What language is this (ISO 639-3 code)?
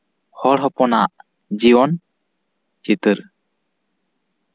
sat